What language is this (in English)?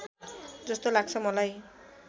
Nepali